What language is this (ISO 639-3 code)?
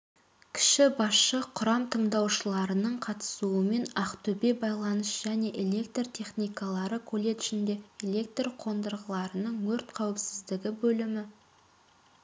kaz